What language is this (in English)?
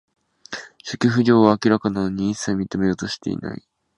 Japanese